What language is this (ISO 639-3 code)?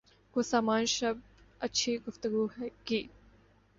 urd